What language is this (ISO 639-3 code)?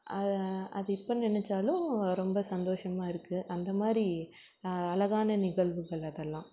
tam